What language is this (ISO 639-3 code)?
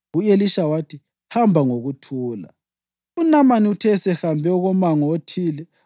nde